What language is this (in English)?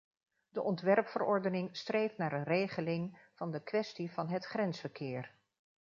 Dutch